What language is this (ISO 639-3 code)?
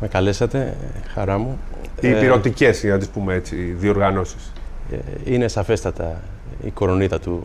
ell